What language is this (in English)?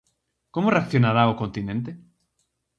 Galician